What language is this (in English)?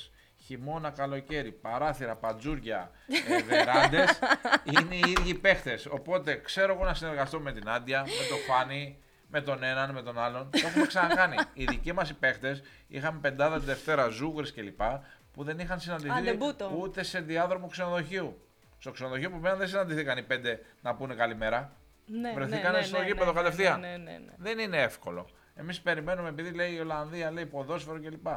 Greek